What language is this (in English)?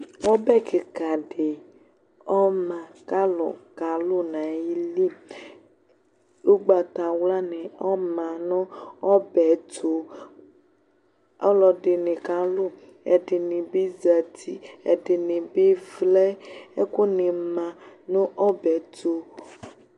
Ikposo